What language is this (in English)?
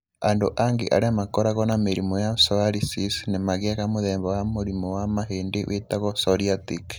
Kikuyu